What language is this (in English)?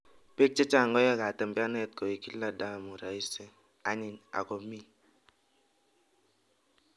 Kalenjin